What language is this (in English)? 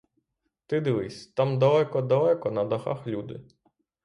Ukrainian